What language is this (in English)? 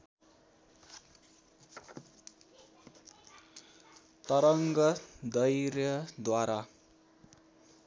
Nepali